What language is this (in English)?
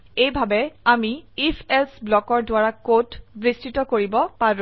Assamese